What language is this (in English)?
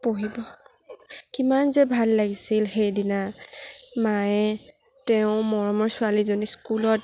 Assamese